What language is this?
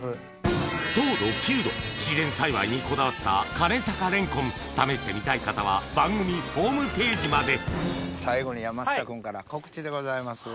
Japanese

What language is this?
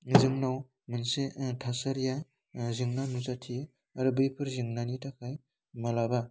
Bodo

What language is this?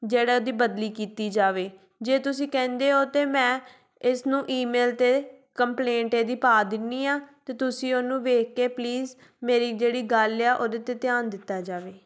Punjabi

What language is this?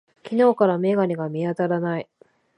Japanese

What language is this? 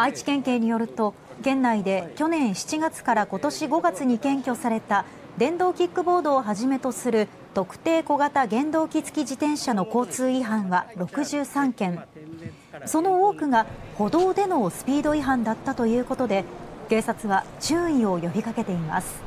Japanese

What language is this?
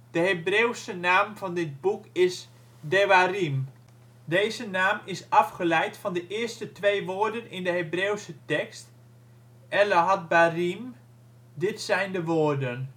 Dutch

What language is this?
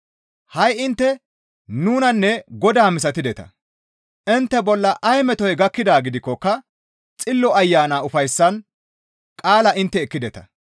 Gamo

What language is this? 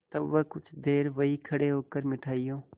Hindi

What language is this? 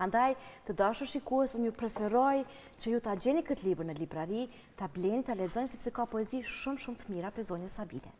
Romanian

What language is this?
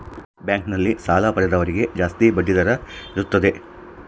Kannada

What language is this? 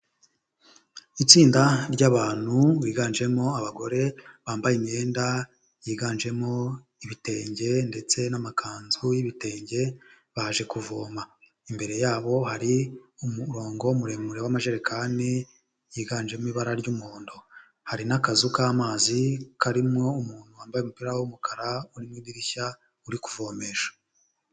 Kinyarwanda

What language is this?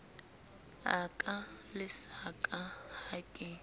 Southern Sotho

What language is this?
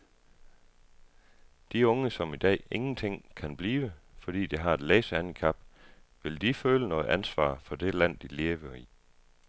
Danish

